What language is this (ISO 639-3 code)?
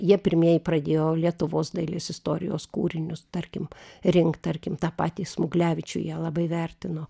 lit